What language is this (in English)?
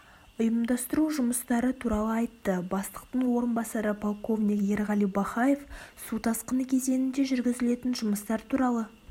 Kazakh